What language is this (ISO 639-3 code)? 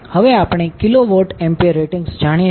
guj